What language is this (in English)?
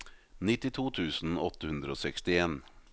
Norwegian